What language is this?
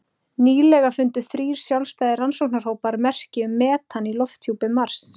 Icelandic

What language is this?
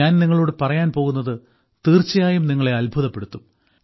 Malayalam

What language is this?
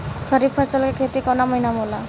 Bhojpuri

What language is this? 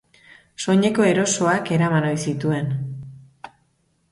Basque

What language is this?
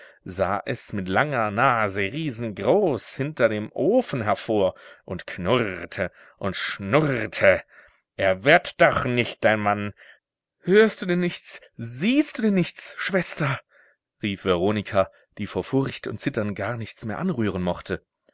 German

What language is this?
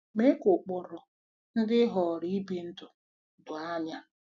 Igbo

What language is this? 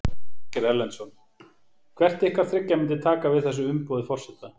Icelandic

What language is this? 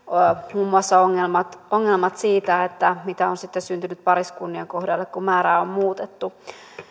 Finnish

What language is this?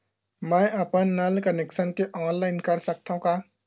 Chhattisgarhi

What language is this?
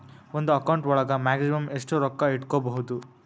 Kannada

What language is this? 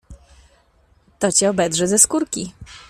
Polish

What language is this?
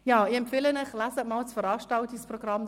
Swiss German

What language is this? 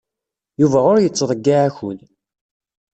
Kabyle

